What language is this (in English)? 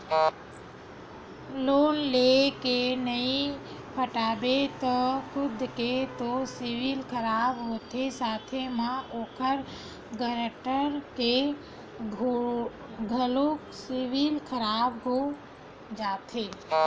Chhattisgarhi